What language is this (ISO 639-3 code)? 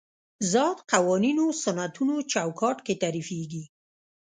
pus